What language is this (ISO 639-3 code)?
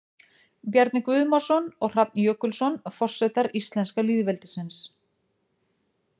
isl